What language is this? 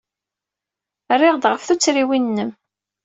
Kabyle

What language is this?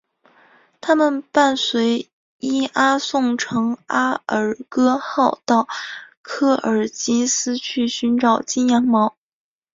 Chinese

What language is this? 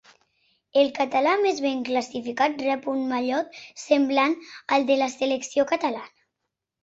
Catalan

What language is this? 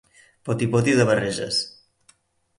Catalan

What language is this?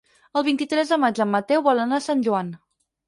Catalan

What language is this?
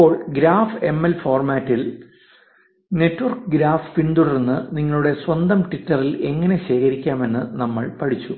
Malayalam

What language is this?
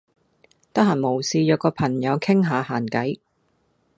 Cantonese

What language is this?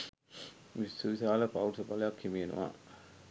Sinhala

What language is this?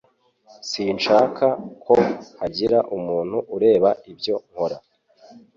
Kinyarwanda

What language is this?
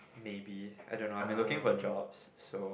English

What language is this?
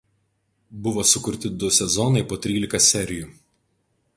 Lithuanian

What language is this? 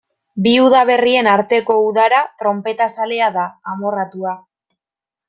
Basque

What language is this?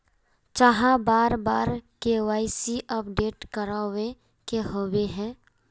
Magahi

